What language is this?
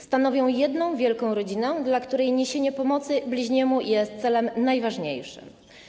Polish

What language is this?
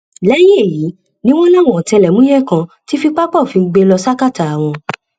Yoruba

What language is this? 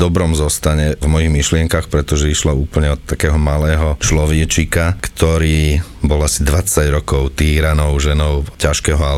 Slovak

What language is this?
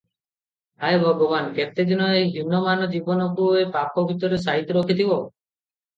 Odia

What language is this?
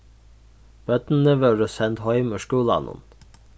Faroese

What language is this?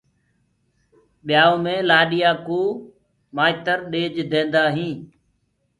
Gurgula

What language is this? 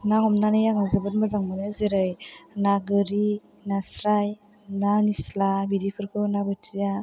Bodo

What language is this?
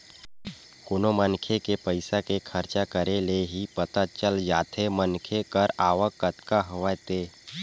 Chhattisgarhi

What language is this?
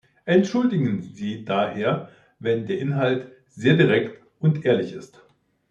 German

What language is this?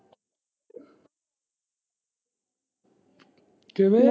Punjabi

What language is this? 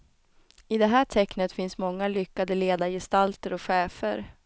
Swedish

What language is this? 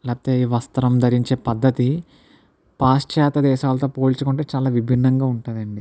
Telugu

